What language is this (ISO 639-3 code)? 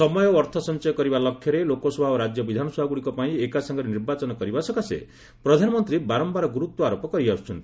ori